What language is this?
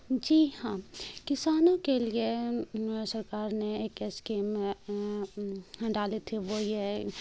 Urdu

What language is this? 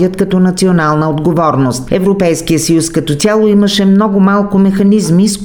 Bulgarian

